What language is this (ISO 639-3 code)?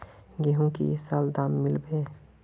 mag